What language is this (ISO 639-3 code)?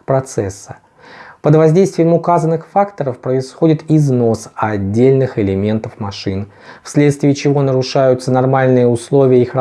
rus